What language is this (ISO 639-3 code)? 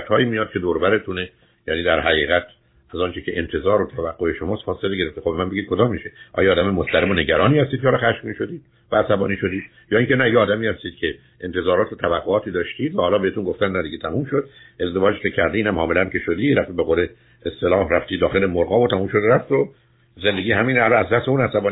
fas